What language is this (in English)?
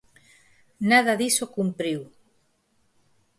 Galician